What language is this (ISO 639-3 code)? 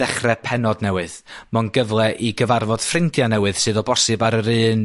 cym